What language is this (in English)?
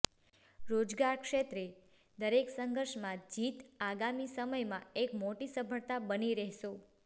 Gujarati